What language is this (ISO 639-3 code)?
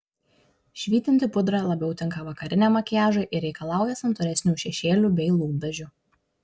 lit